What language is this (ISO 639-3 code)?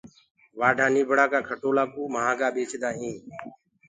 ggg